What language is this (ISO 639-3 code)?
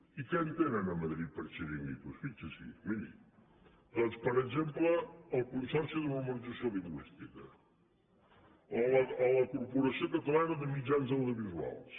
cat